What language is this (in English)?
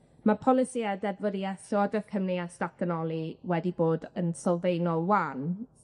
Welsh